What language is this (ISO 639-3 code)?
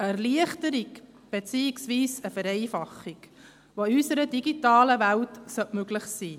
gsw